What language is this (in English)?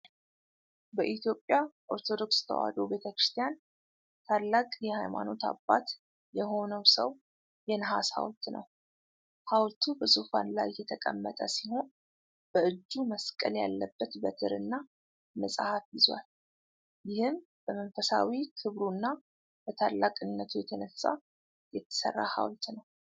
Amharic